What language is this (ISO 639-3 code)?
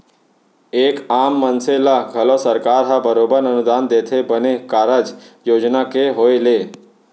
hne